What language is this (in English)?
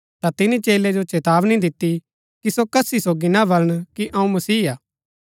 Gaddi